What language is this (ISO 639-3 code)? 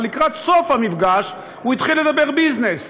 heb